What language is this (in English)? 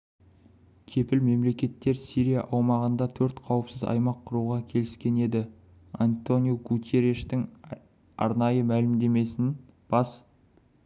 Kazakh